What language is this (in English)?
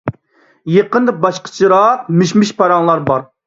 Uyghur